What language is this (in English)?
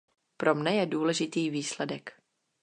Czech